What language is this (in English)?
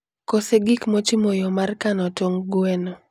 Luo (Kenya and Tanzania)